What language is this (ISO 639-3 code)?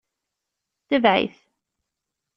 kab